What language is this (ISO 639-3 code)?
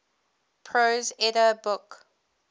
eng